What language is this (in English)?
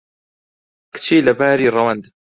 Central Kurdish